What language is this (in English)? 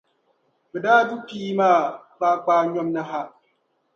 Dagbani